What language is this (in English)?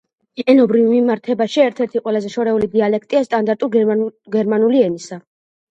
Georgian